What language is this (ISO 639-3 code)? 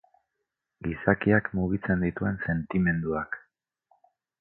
eus